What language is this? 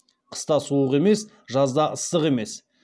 Kazakh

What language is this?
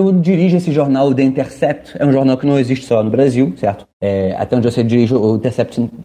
Portuguese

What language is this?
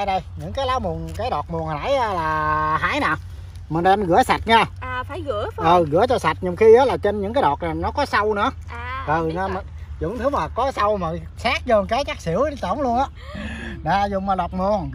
Vietnamese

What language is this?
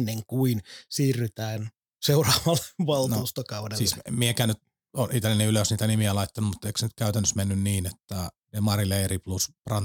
Finnish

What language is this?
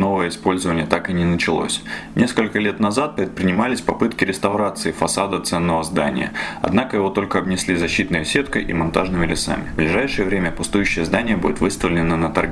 Russian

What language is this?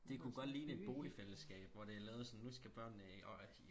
Danish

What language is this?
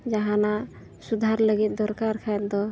Santali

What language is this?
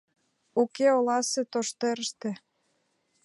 Mari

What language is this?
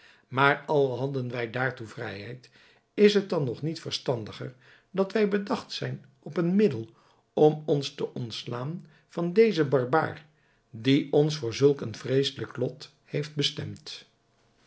Dutch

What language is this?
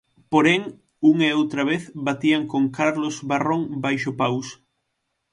Galician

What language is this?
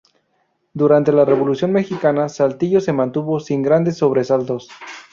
Spanish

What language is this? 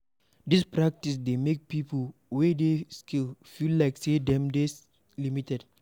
Nigerian Pidgin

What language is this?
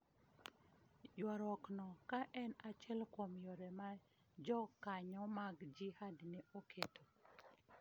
Luo (Kenya and Tanzania)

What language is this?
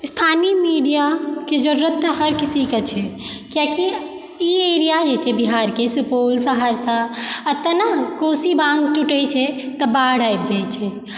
Maithili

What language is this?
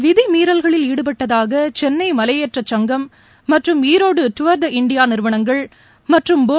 Tamil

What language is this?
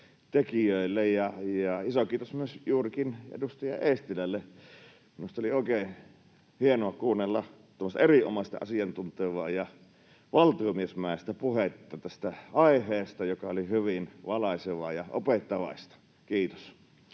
Finnish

